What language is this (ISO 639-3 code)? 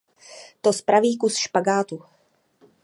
ces